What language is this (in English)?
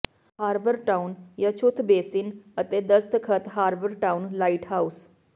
Punjabi